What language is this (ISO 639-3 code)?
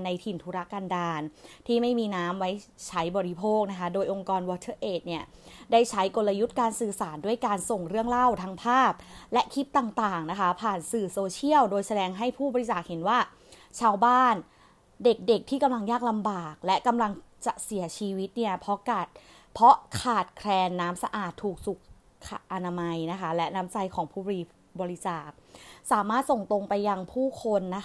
tha